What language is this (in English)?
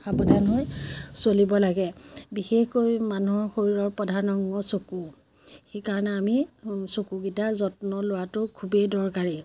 Assamese